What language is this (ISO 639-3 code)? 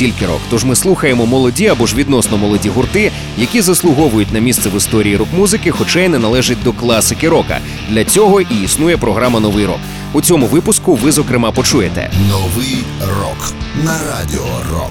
ukr